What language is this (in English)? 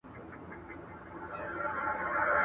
Pashto